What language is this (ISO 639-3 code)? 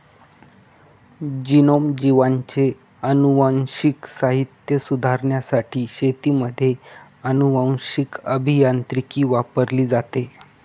mar